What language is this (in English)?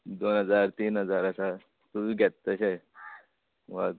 Konkani